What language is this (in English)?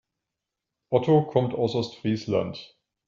German